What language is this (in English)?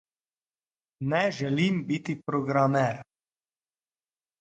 Slovenian